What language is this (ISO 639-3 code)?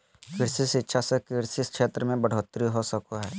mag